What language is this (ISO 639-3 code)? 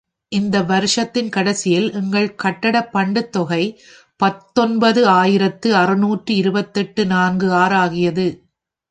tam